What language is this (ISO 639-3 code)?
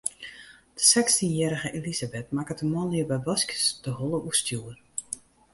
fry